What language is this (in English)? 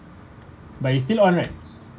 English